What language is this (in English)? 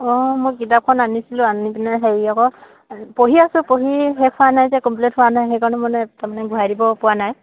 Assamese